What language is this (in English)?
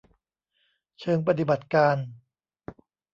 Thai